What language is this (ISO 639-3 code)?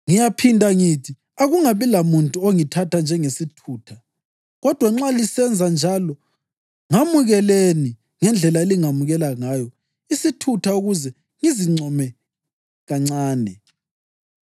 nde